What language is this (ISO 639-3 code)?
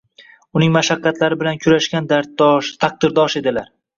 uzb